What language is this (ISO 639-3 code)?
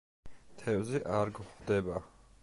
kat